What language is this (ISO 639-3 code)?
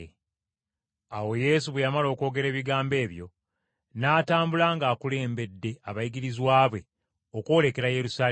lug